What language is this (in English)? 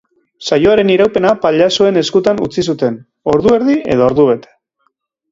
Basque